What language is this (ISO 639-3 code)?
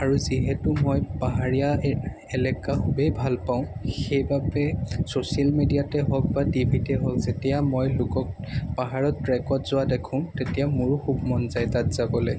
asm